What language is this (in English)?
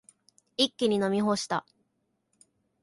Japanese